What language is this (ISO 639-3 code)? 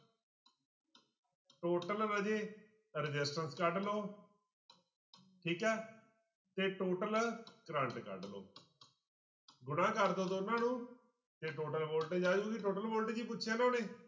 pan